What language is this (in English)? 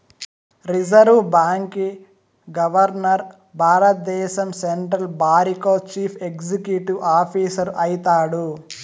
Telugu